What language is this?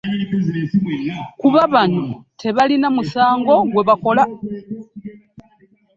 Ganda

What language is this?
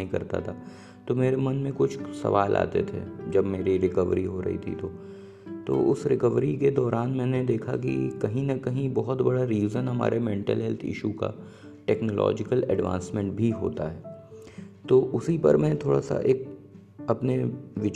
Hindi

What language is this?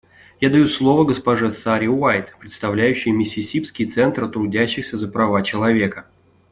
Russian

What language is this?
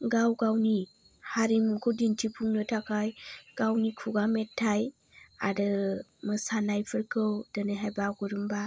Bodo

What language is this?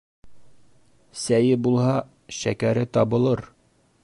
Bashkir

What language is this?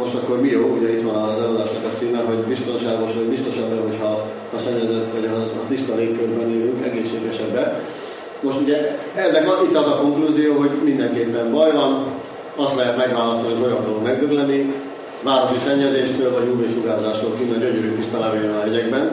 Hungarian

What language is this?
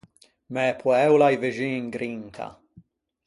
Ligurian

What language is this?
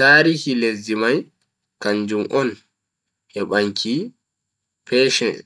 Bagirmi Fulfulde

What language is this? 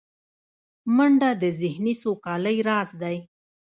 Pashto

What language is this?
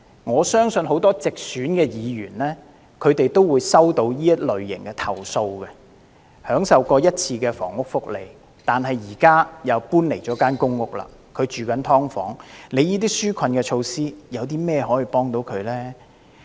Cantonese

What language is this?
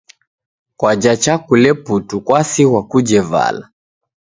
Taita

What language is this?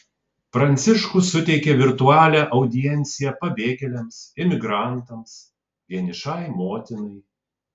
Lithuanian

